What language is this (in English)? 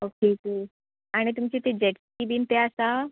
Konkani